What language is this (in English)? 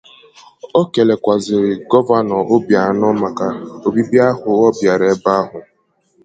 Igbo